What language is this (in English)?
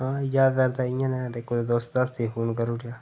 Dogri